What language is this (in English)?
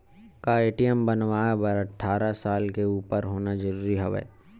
Chhattisgarhi